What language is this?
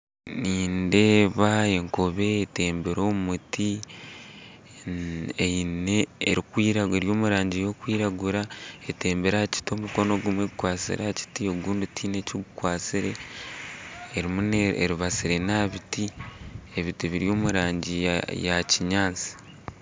Nyankole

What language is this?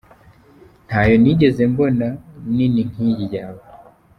Kinyarwanda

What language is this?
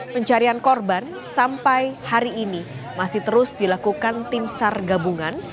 Indonesian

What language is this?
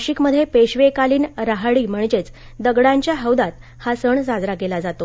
Marathi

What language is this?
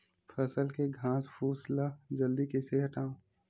Chhattisgarhi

